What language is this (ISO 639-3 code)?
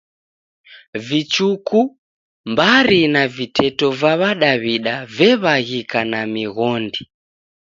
dav